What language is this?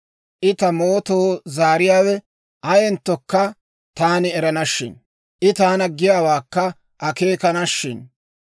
Dawro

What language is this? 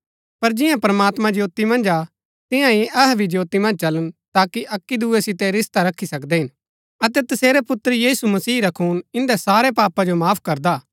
Gaddi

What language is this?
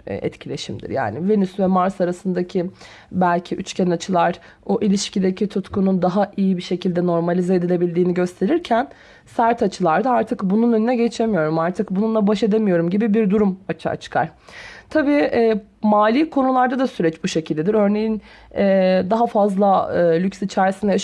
Turkish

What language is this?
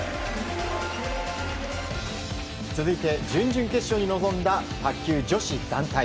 Japanese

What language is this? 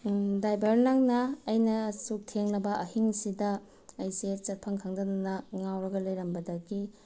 Manipuri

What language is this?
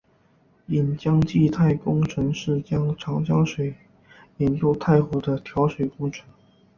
Chinese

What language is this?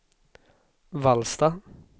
Swedish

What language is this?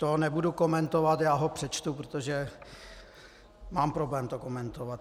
Czech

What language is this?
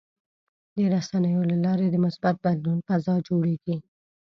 Pashto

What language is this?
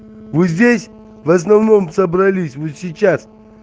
Russian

